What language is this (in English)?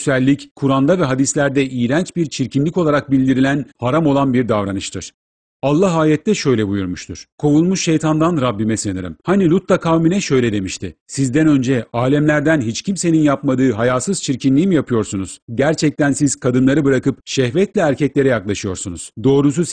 Turkish